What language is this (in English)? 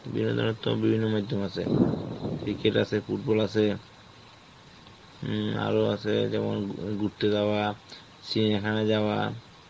Bangla